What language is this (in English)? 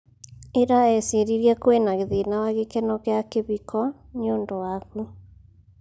Kikuyu